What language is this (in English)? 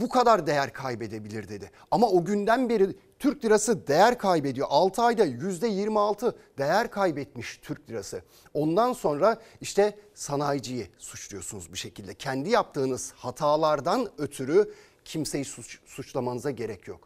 Turkish